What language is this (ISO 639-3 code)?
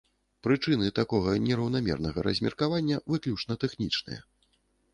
bel